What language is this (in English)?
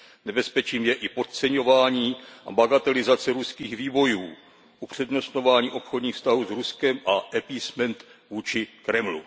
Czech